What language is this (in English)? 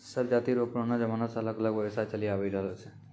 Maithili